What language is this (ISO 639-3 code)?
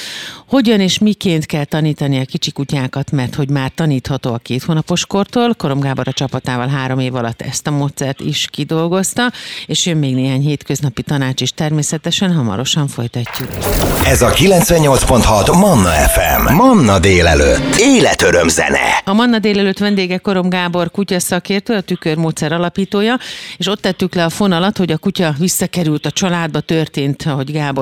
hun